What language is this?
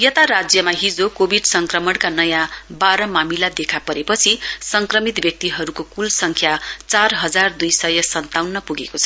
Nepali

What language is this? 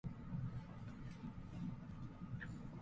Japanese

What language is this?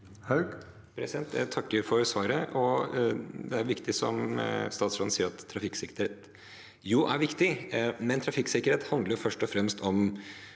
Norwegian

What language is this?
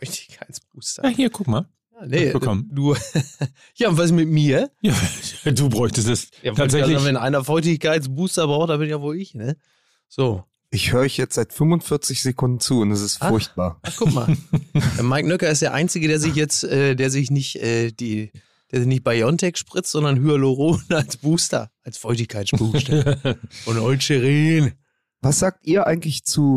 German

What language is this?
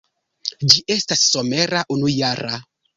Esperanto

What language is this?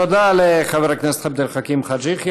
Hebrew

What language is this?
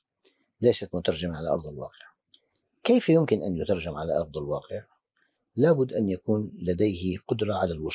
Arabic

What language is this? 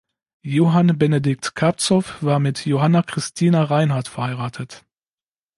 German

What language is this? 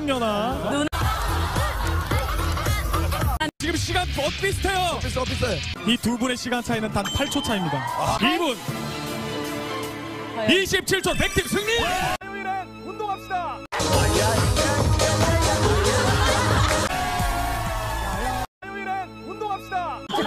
Korean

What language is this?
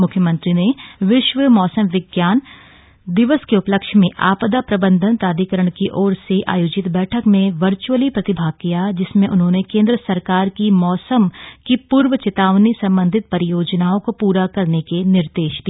Hindi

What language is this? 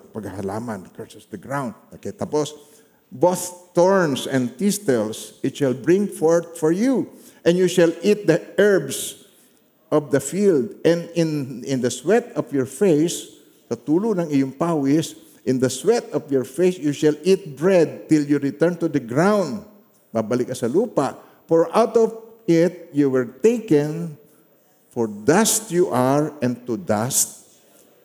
Filipino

